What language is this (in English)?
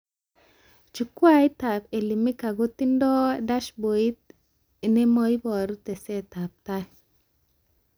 Kalenjin